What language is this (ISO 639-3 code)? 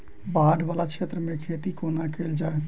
mai